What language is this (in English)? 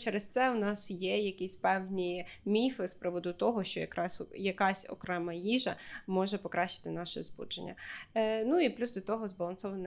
Ukrainian